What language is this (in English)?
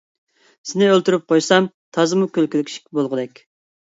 Uyghur